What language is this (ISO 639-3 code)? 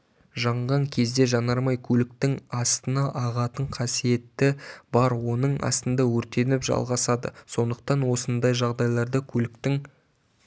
kaz